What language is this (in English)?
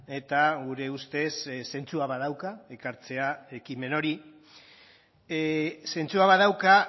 Basque